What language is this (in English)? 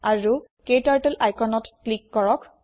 Assamese